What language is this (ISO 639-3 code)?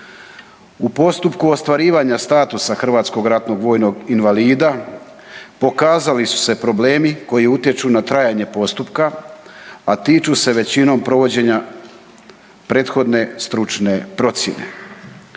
hrv